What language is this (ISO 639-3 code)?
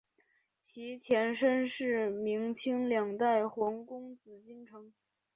zho